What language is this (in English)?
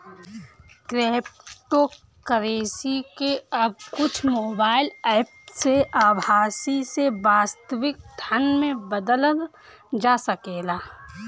Bhojpuri